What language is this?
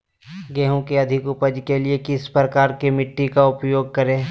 Magahi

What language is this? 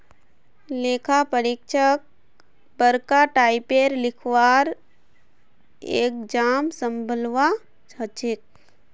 Magahi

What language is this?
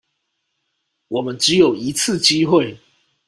Chinese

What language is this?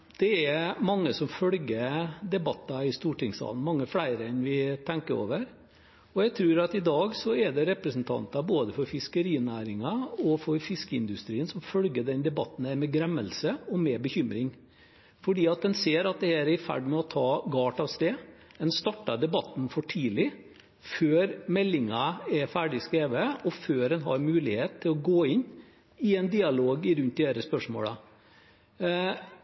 Norwegian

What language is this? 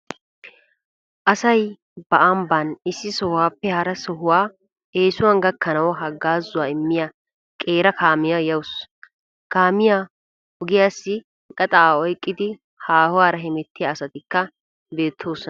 Wolaytta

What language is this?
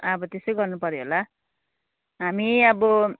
Nepali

